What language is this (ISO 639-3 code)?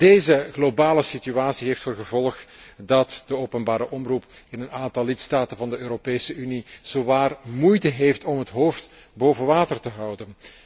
nld